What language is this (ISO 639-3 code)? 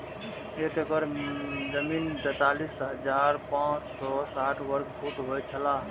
mai